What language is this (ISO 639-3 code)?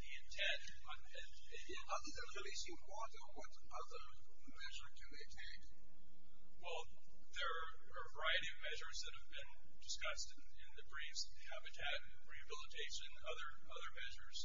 eng